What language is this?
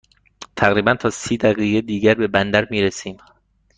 Persian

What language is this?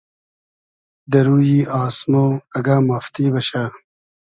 Hazaragi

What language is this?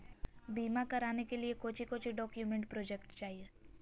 Magahi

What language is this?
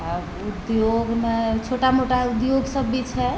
Maithili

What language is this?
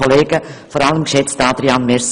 Swiss German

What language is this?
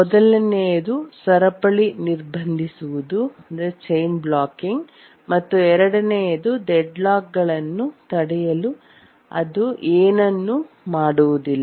Kannada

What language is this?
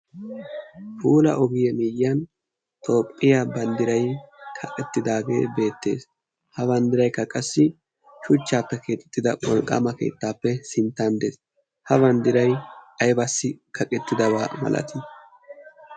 Wolaytta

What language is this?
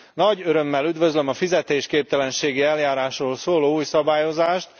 Hungarian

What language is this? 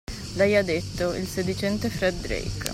Italian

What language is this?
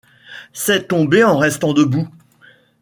French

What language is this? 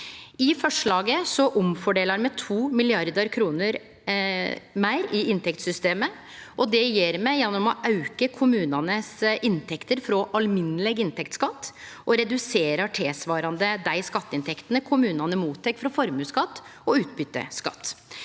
Norwegian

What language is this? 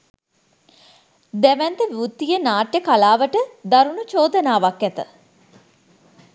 Sinhala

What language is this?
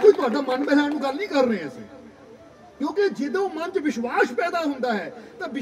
Punjabi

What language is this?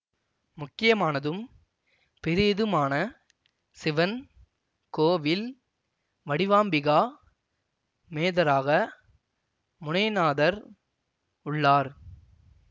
Tamil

